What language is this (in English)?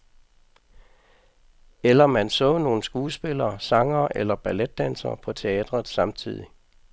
Danish